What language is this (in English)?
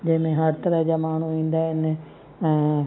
Sindhi